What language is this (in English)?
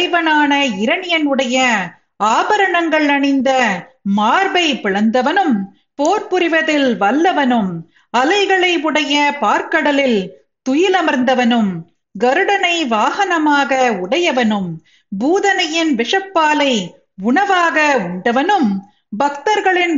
Tamil